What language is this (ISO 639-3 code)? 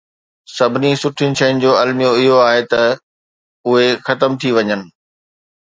snd